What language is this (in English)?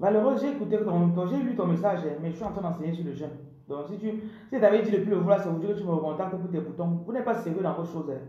French